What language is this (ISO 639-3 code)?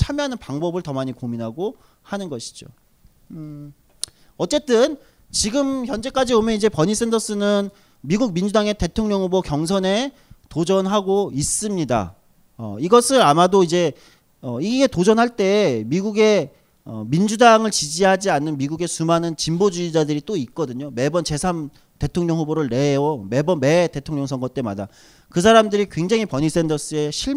kor